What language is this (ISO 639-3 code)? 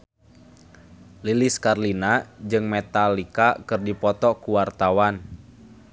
sun